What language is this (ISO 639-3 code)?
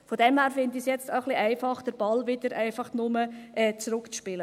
gsw